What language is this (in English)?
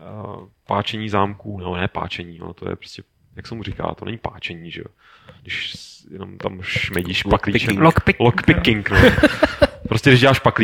Czech